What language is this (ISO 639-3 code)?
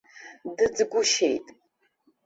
abk